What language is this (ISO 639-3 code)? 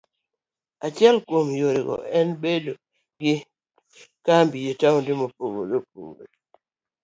luo